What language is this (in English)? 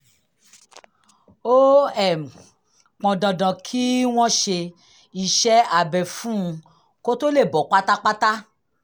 Yoruba